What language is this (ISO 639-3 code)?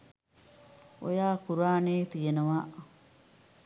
sin